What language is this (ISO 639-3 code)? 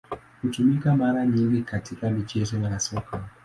swa